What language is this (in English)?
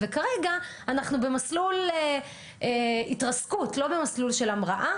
Hebrew